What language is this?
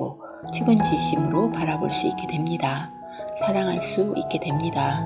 Korean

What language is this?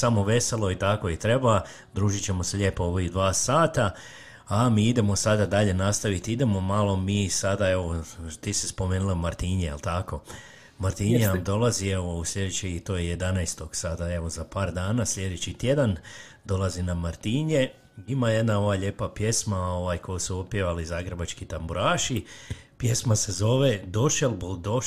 Croatian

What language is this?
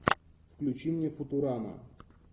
Russian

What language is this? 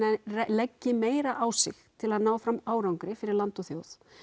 Icelandic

